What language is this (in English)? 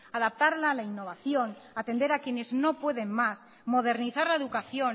Spanish